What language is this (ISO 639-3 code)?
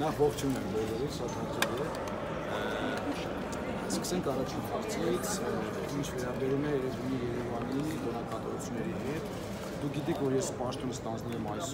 tur